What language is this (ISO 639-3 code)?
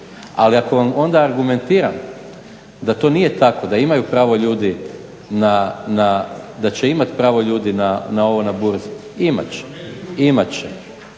hrv